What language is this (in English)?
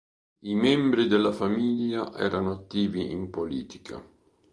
Italian